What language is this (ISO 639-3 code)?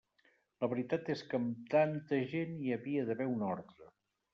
cat